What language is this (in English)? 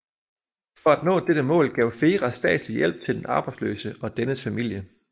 Danish